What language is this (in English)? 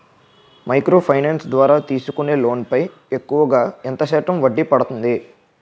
Telugu